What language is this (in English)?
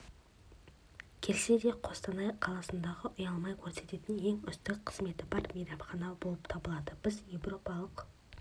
Kazakh